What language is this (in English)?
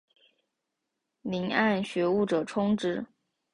Chinese